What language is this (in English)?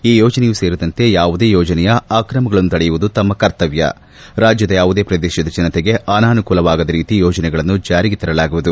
Kannada